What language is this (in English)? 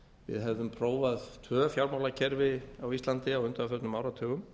Icelandic